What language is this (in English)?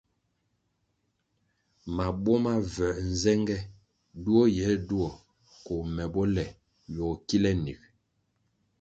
Kwasio